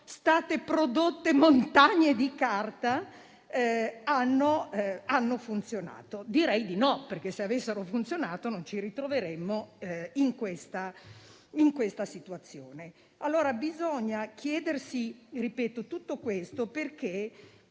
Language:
Italian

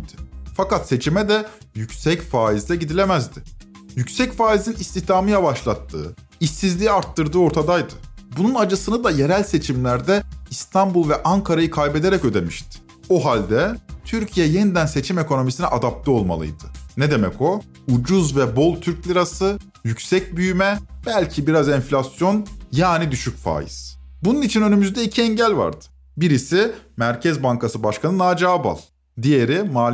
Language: Turkish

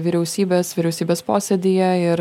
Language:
Lithuanian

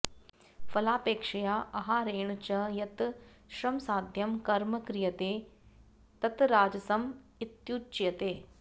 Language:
Sanskrit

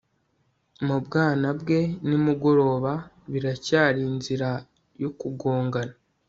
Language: Kinyarwanda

